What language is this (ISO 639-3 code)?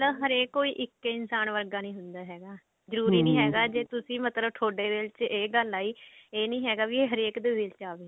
pan